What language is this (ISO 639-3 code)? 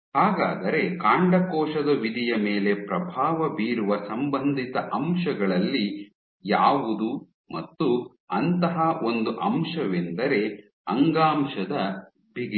kan